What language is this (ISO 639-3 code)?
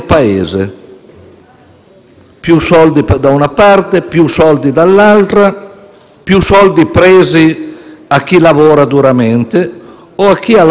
ita